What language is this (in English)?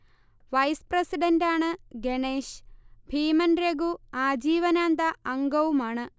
Malayalam